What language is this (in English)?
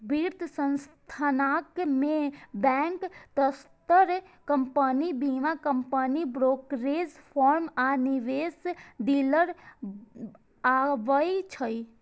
Maithili